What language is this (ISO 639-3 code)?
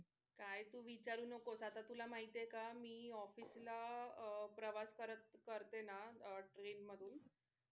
mar